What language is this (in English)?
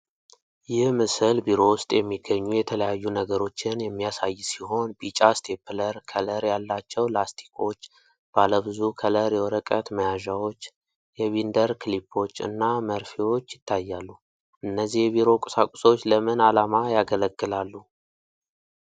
Amharic